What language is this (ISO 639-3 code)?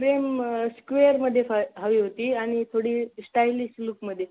mar